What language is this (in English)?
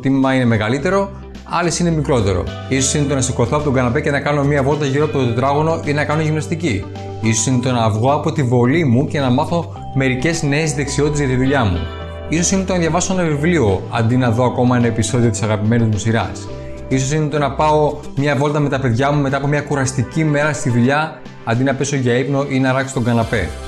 Greek